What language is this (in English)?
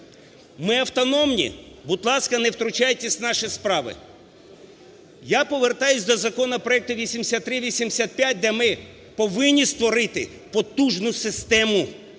Ukrainian